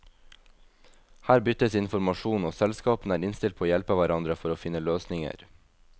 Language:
Norwegian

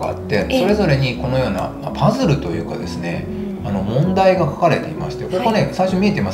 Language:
Japanese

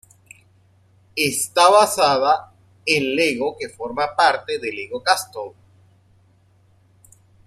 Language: Spanish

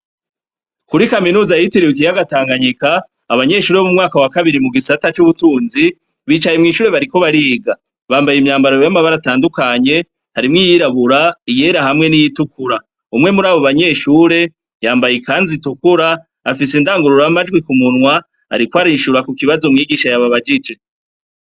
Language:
Rundi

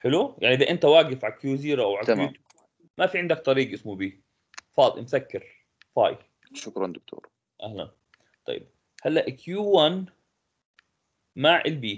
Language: Arabic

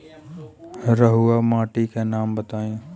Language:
Bhojpuri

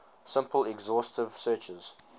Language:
English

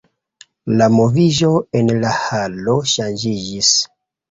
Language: Esperanto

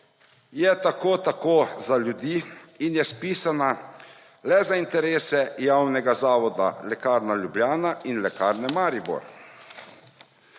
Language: Slovenian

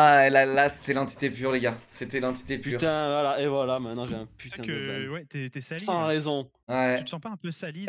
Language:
French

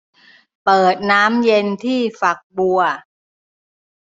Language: Thai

